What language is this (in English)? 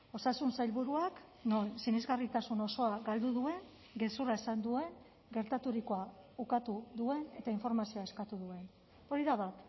Basque